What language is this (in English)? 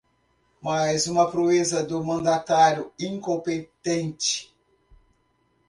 Portuguese